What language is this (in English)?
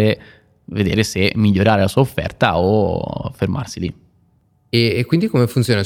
Italian